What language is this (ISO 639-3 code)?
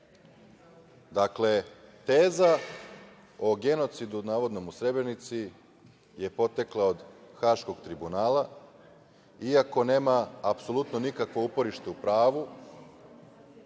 srp